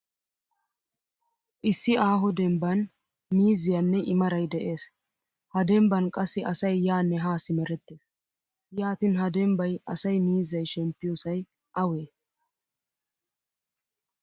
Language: Wolaytta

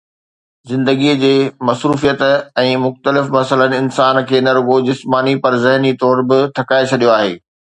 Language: Sindhi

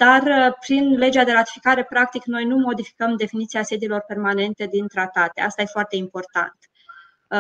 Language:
Romanian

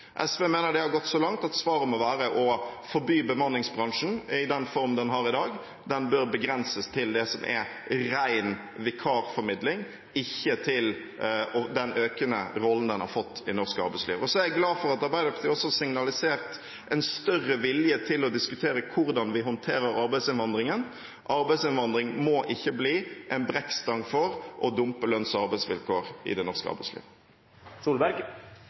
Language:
Norwegian Bokmål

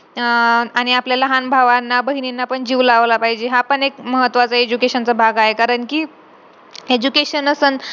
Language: Marathi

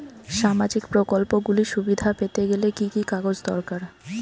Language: Bangla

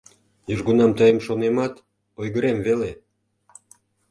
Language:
Mari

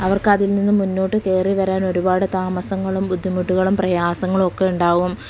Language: Malayalam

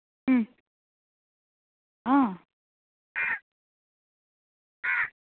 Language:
Konkani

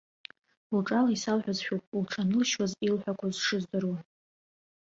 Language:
Abkhazian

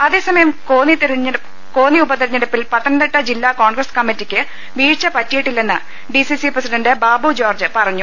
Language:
Malayalam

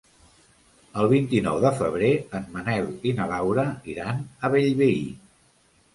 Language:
Catalan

